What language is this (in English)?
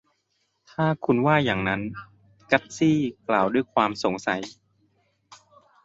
Thai